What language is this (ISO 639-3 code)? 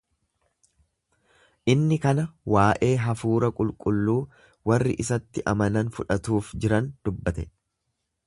orm